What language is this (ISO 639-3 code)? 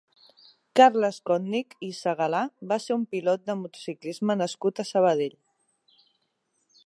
cat